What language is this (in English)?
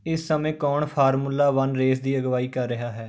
Punjabi